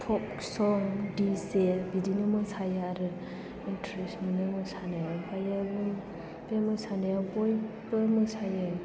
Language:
Bodo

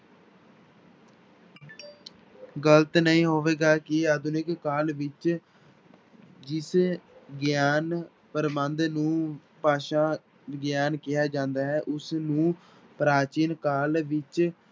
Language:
Punjabi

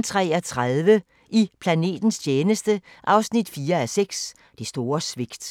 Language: Danish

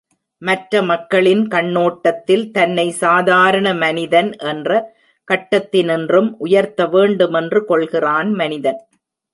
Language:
Tamil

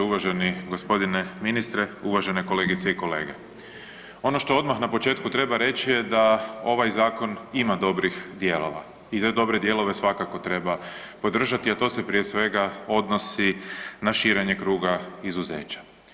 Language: Croatian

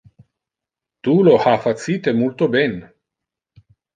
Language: Interlingua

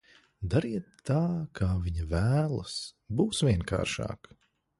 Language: Latvian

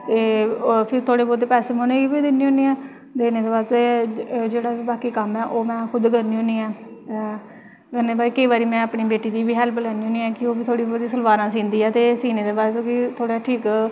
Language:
Dogri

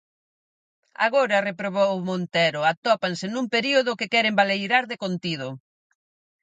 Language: Galician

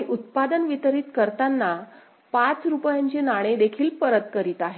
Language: Marathi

